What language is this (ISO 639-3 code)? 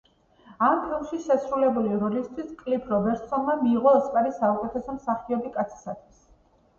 kat